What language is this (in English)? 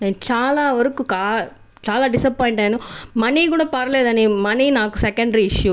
Telugu